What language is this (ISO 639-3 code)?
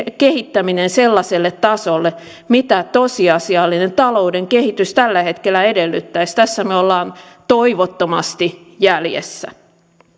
fin